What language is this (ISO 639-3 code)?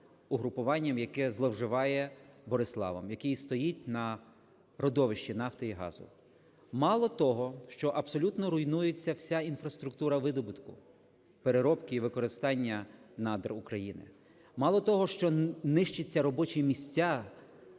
ukr